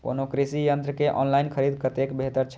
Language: Maithili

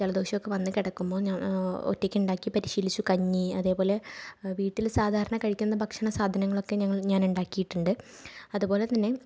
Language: Malayalam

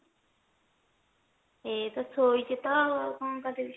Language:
Odia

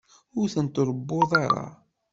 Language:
Kabyle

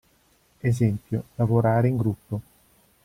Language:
Italian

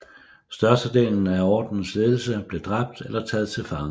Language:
Danish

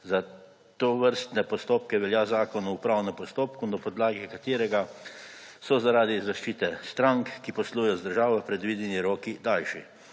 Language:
Slovenian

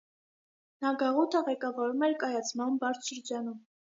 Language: Armenian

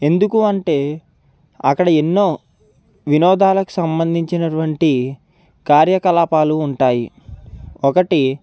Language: Telugu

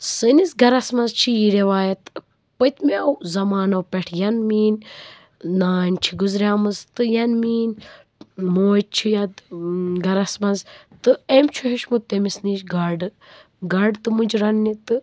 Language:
Kashmiri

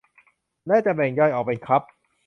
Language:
Thai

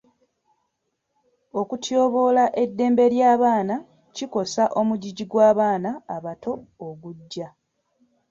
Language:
Ganda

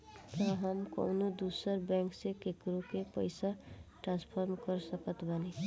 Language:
Bhojpuri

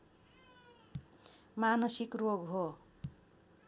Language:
Nepali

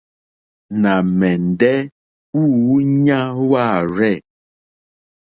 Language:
Mokpwe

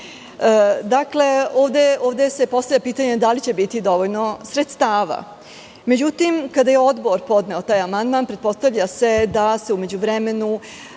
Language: Serbian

